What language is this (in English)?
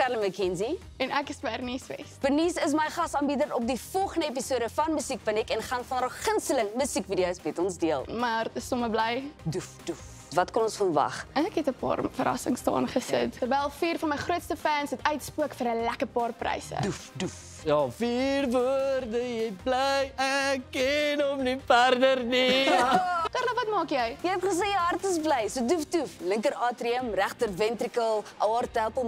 Dutch